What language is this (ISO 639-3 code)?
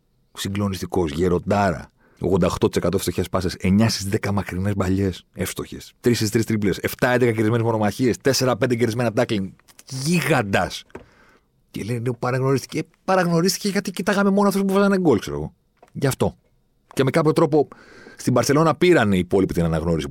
ell